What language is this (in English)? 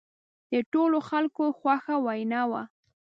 Pashto